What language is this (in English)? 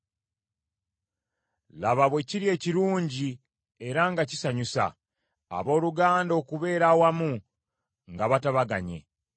Ganda